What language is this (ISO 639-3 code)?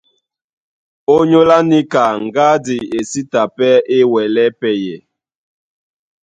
dua